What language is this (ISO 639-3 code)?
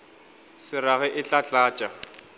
nso